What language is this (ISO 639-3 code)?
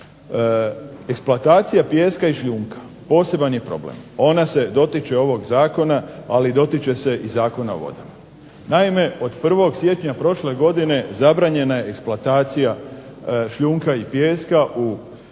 hrv